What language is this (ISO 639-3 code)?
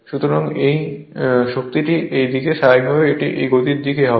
ben